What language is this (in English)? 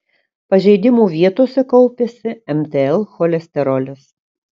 Lithuanian